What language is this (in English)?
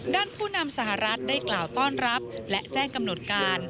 Thai